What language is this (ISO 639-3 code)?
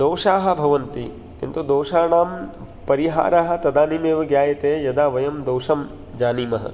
san